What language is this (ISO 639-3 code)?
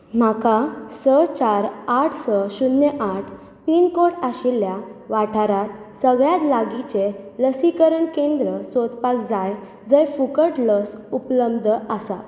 kok